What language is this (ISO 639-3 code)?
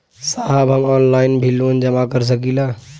bho